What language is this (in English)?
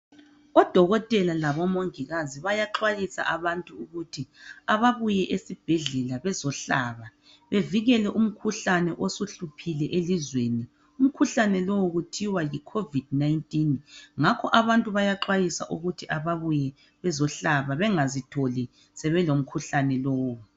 North Ndebele